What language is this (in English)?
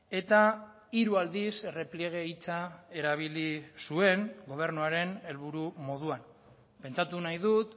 Basque